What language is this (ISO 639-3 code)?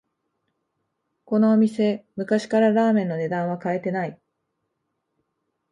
jpn